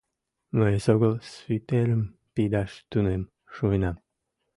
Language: Mari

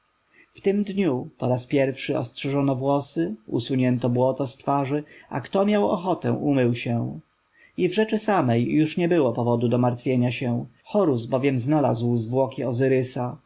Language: Polish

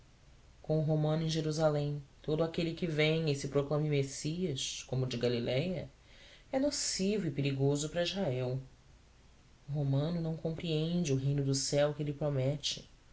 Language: Portuguese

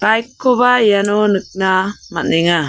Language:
Garo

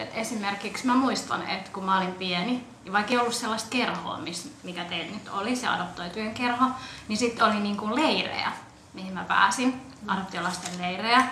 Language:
Finnish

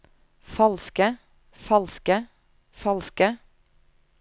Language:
Norwegian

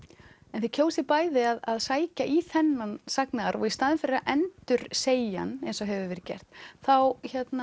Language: Icelandic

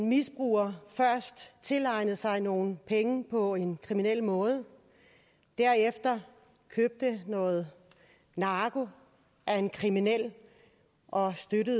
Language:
Danish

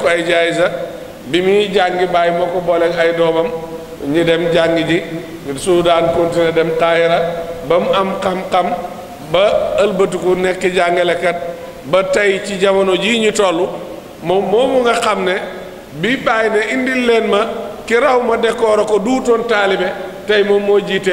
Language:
Arabic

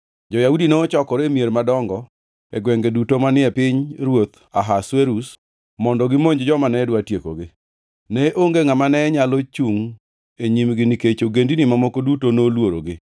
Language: Luo (Kenya and Tanzania)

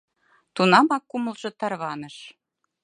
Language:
Mari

